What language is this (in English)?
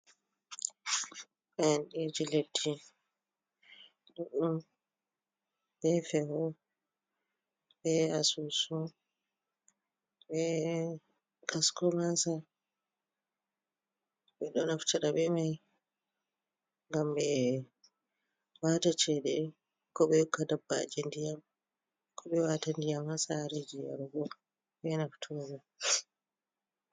Fula